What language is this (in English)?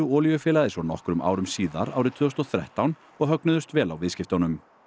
Icelandic